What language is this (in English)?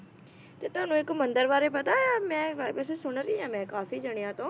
Punjabi